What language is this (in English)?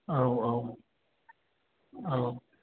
Bodo